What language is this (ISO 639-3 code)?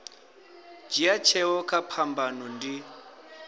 ven